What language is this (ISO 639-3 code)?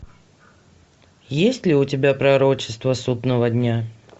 rus